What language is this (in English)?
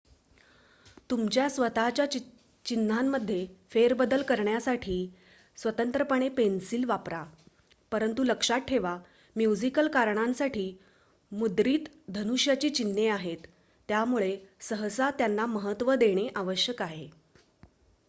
Marathi